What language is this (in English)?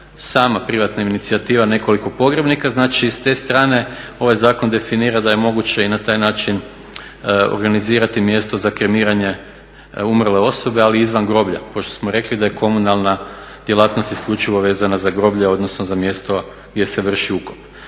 Croatian